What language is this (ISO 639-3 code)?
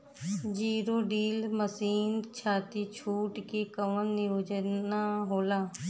bho